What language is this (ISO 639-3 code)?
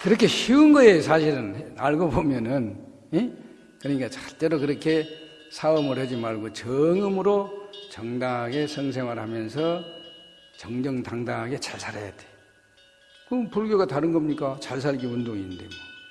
kor